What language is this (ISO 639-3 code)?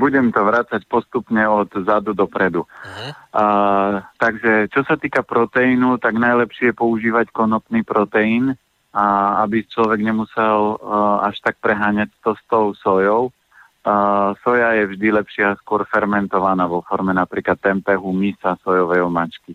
slk